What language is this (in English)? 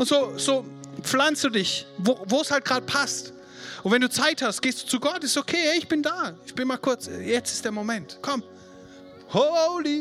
German